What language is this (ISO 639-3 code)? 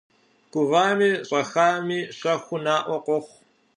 kbd